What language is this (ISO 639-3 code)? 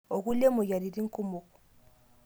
mas